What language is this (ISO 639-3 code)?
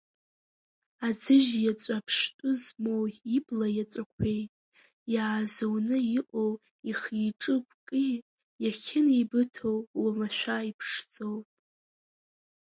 abk